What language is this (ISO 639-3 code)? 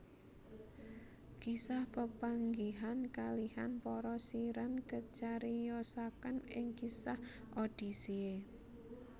jav